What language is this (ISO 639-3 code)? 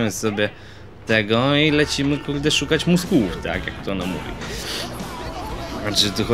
pol